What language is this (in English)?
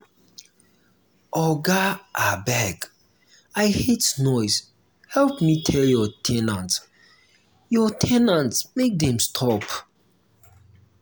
Nigerian Pidgin